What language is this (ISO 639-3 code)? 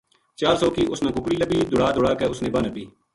gju